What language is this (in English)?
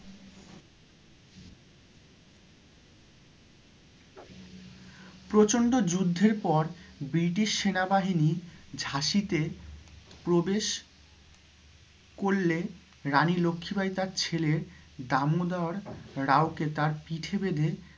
Bangla